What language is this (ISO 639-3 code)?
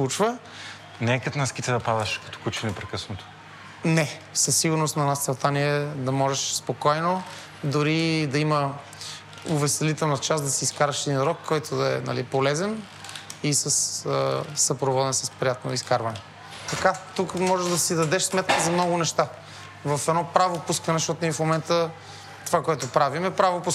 bul